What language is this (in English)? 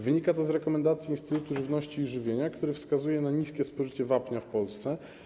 Polish